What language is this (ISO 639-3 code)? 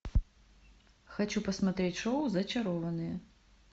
rus